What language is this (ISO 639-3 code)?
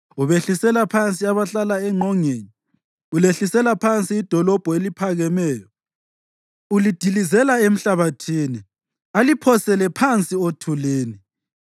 nde